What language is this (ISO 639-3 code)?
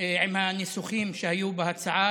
heb